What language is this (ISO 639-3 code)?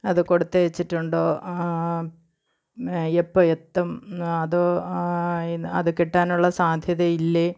mal